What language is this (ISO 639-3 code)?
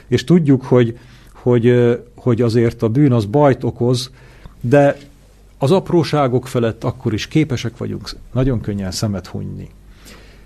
hun